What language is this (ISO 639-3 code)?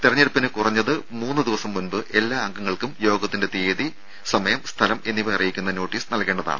mal